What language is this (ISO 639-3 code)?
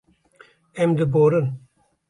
kur